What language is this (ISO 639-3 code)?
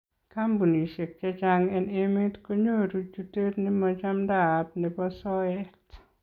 kln